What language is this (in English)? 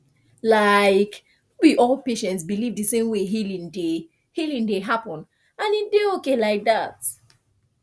Nigerian Pidgin